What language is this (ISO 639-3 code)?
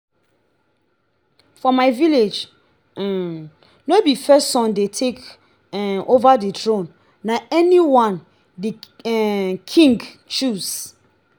pcm